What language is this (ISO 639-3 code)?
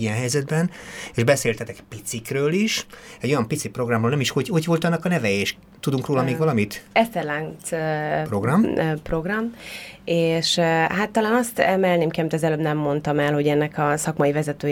hun